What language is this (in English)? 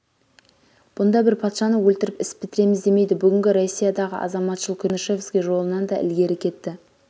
Kazakh